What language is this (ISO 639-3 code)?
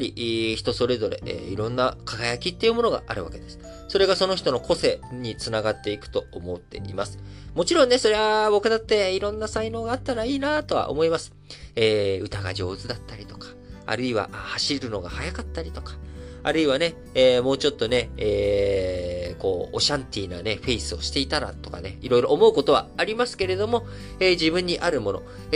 jpn